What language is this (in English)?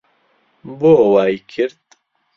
Central Kurdish